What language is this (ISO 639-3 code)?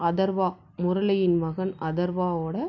tam